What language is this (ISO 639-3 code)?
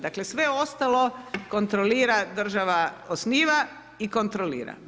hrv